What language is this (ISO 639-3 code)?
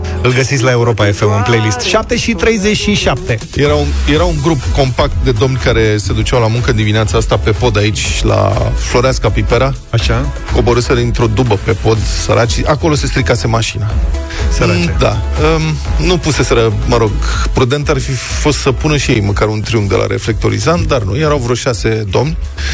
ron